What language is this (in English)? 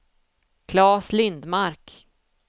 Swedish